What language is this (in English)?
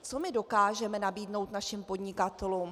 Czech